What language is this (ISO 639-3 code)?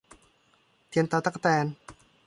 tha